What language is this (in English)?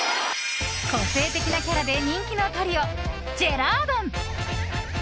Japanese